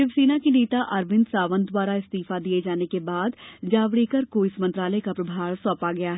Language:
Hindi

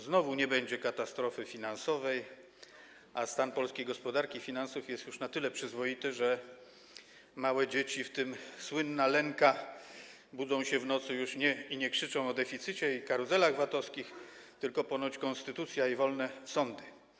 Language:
Polish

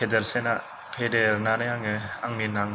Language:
Bodo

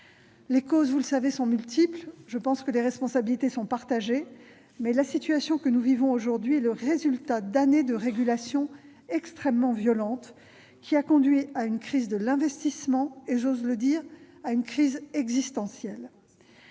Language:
French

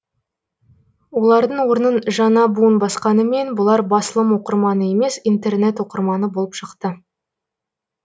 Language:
Kazakh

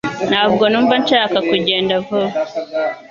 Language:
Kinyarwanda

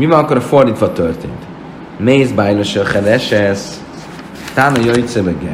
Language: Hungarian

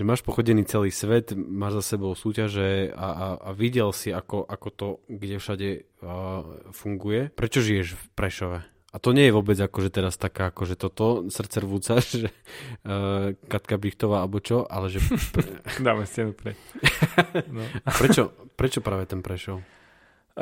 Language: Slovak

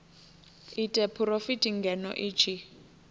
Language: Venda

